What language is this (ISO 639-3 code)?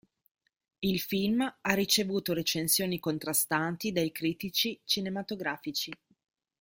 ita